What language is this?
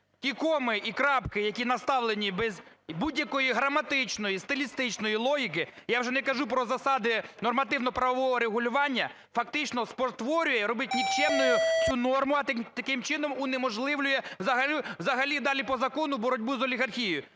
Ukrainian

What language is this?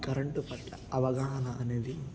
Telugu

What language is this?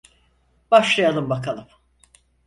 Turkish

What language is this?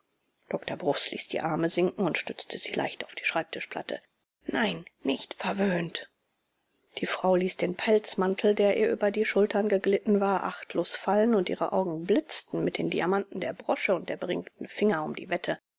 German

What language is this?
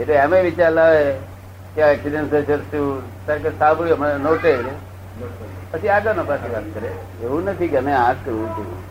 Gujarati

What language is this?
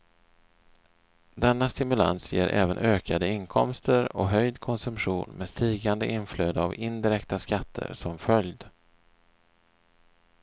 Swedish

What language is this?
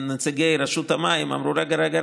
Hebrew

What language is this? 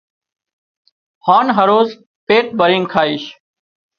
Wadiyara Koli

